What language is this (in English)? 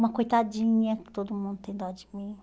Portuguese